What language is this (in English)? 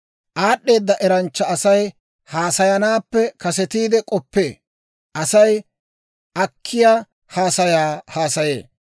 Dawro